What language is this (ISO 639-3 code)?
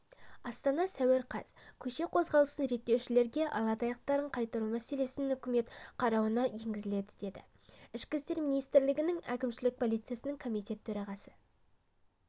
kaz